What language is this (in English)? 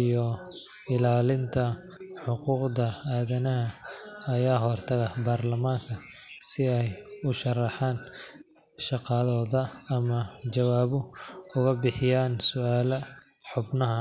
Somali